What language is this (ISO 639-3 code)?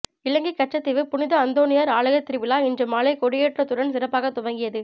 tam